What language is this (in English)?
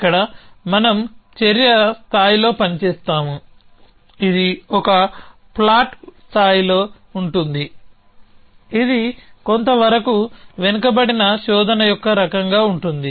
Telugu